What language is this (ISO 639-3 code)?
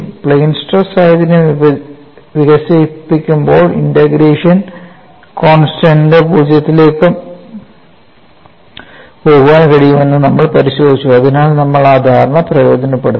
mal